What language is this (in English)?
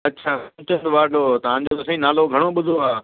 Sindhi